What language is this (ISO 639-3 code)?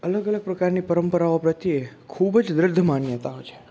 guj